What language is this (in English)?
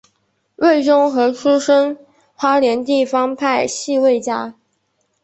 Chinese